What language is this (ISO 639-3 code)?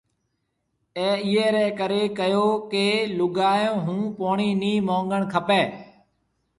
mve